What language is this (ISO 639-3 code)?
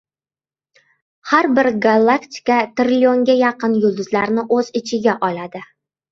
uzb